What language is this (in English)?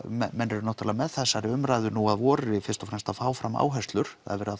Icelandic